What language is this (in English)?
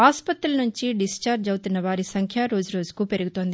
Telugu